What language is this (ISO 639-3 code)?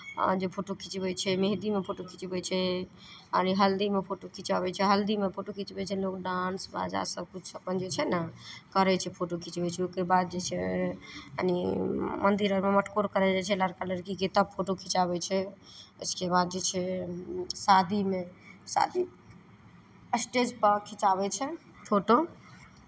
mai